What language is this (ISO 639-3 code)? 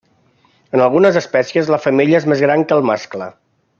cat